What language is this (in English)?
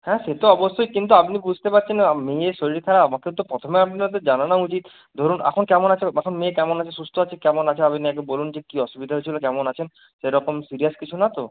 Bangla